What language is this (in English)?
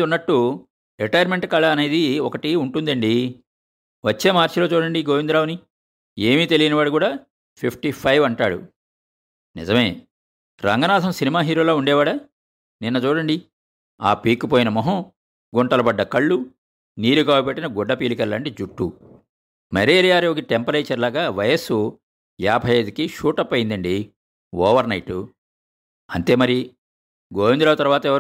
Telugu